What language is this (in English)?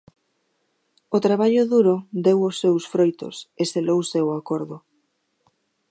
Galician